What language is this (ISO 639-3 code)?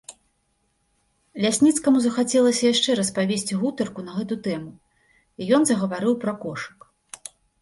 bel